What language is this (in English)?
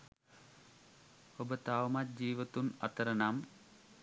Sinhala